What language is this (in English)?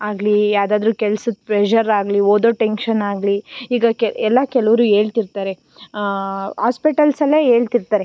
Kannada